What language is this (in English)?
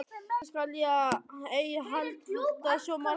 Icelandic